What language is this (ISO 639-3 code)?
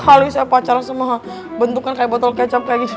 ind